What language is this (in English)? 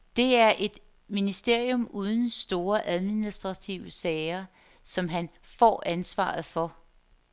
Danish